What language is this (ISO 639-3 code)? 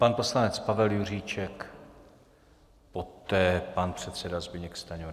ces